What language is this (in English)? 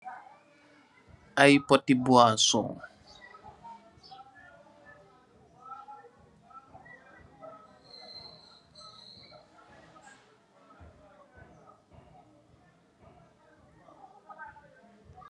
Wolof